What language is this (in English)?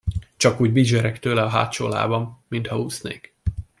Hungarian